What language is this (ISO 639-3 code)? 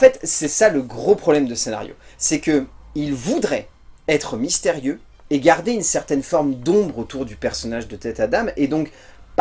fra